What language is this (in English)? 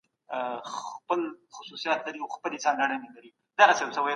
Pashto